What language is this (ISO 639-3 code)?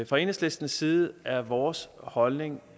dan